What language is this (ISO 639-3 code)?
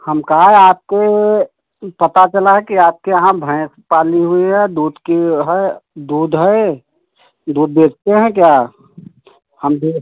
hin